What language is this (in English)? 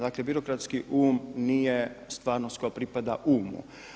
Croatian